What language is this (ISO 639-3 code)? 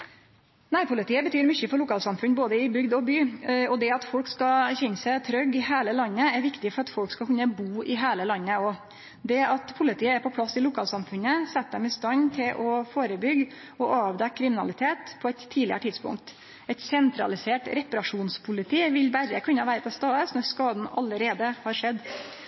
nno